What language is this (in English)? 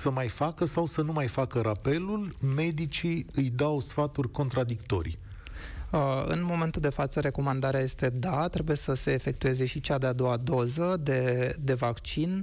Romanian